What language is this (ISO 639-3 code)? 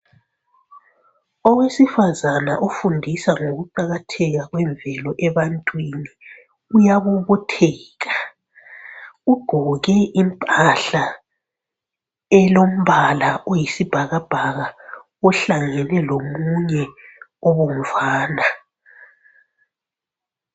nde